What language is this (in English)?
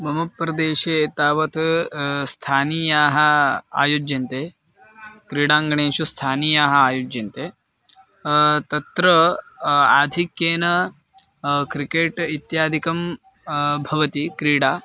Sanskrit